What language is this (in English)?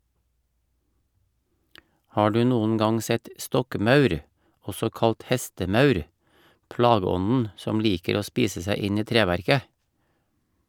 Norwegian